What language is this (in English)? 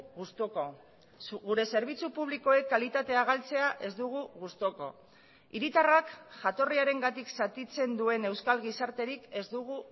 Basque